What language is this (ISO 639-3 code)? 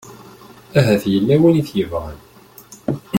kab